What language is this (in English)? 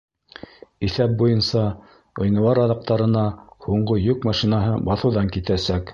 Bashkir